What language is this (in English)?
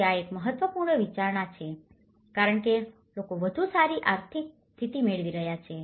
Gujarati